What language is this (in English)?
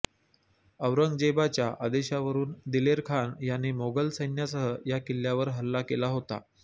Marathi